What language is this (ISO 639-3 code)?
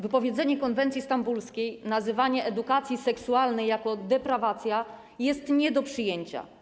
pol